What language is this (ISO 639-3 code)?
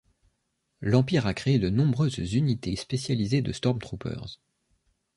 fra